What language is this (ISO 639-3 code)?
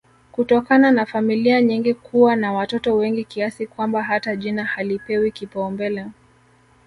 swa